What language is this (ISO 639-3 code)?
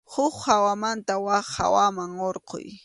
qxu